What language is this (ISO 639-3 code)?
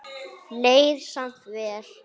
isl